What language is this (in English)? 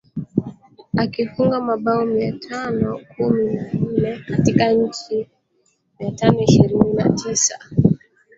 Swahili